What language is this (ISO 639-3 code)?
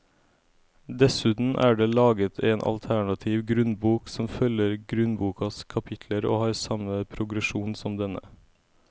nor